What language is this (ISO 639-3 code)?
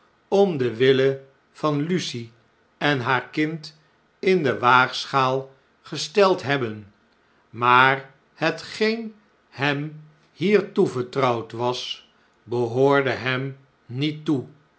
nld